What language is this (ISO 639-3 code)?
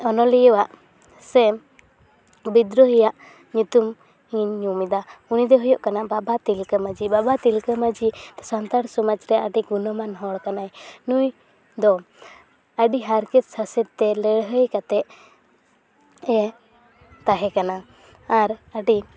sat